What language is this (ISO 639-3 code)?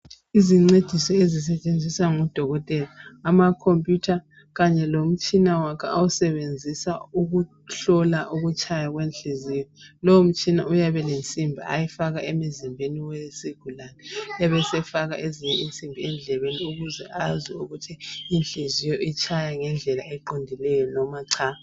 nde